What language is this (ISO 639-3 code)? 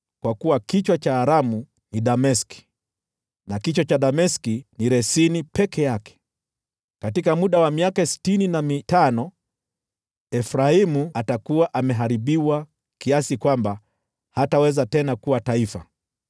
swa